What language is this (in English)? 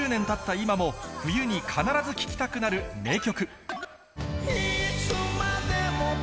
Japanese